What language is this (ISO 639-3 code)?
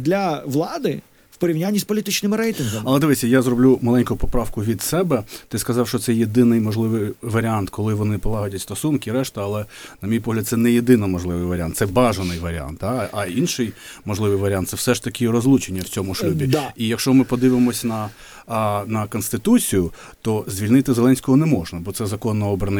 ukr